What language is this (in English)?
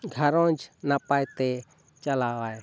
Santali